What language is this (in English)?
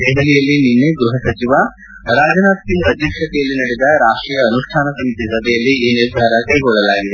Kannada